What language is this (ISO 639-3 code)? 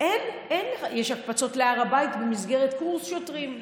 heb